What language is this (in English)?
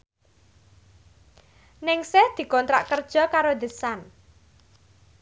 Javanese